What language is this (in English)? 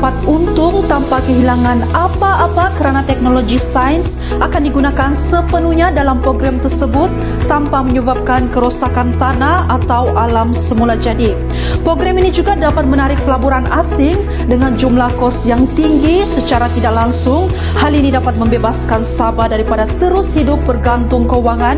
Malay